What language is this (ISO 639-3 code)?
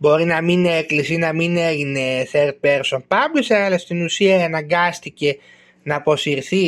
ell